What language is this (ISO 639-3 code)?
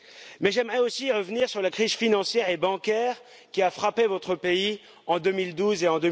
fra